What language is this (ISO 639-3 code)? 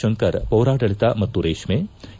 kan